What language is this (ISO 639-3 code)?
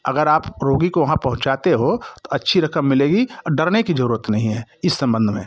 hin